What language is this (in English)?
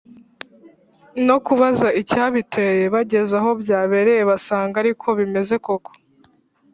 Kinyarwanda